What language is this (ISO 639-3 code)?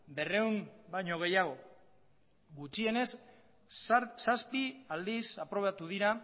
eus